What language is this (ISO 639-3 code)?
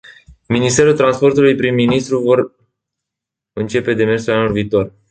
ron